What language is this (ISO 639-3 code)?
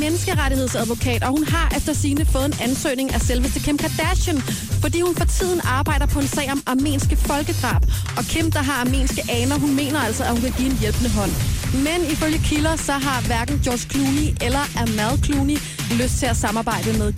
dan